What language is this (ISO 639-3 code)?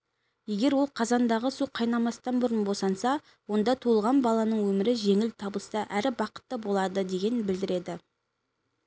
kaz